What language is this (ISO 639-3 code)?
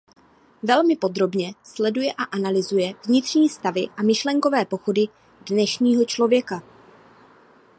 ces